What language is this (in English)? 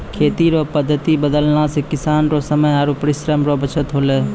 Maithili